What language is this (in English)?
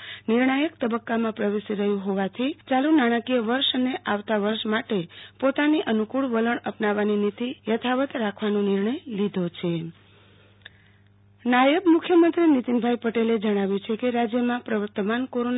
Gujarati